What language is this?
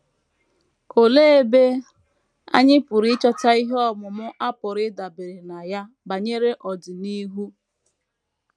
Igbo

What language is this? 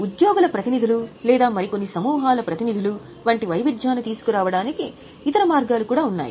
Telugu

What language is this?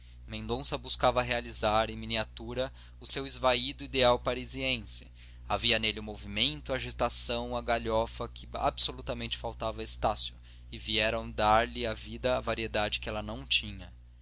Portuguese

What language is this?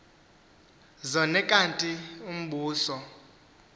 Xhosa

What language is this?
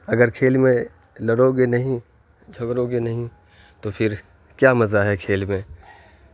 Urdu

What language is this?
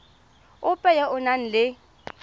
Tswana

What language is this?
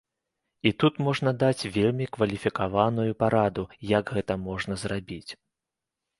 Belarusian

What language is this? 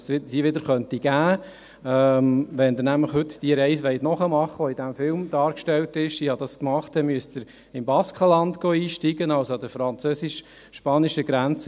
Swiss German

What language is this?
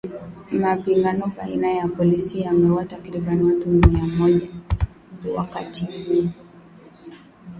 Swahili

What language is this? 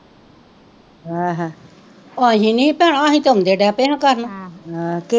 Punjabi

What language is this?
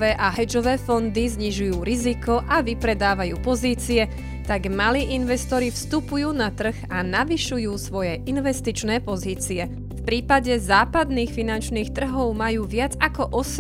Slovak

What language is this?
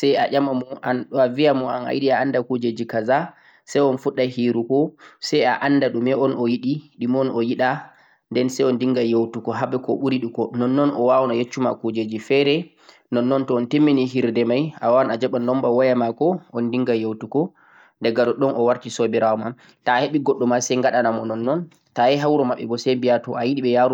Central-Eastern Niger Fulfulde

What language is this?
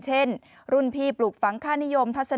Thai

